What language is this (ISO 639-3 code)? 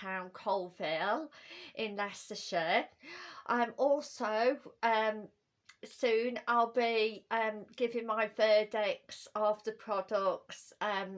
eng